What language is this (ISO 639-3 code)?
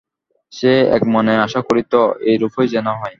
ben